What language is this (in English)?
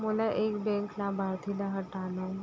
Chhattisgarhi